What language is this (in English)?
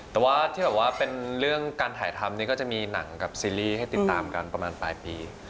Thai